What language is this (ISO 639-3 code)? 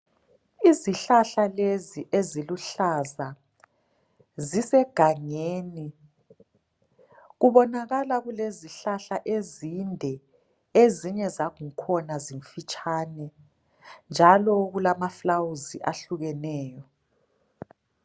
nde